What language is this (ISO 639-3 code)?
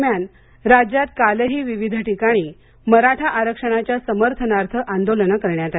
mar